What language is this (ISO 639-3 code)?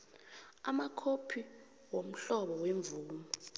nbl